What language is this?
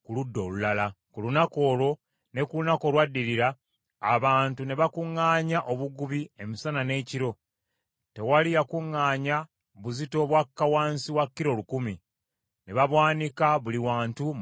Ganda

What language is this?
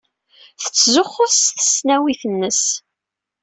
Kabyle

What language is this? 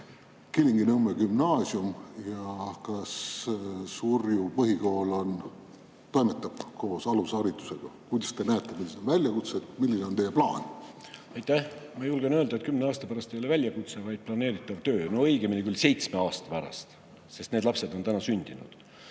Estonian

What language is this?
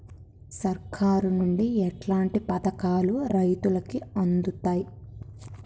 Telugu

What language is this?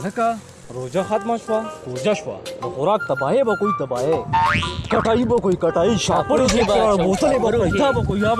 Pashto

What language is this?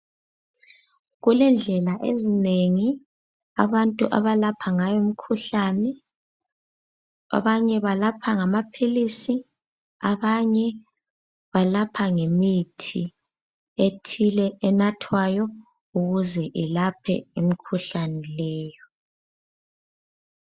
North Ndebele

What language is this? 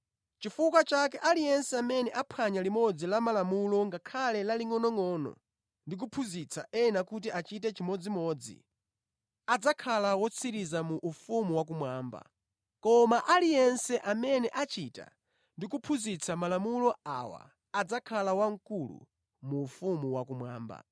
Nyanja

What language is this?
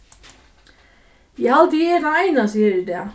Faroese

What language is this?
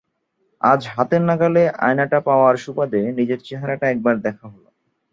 Bangla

